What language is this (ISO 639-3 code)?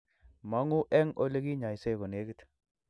kln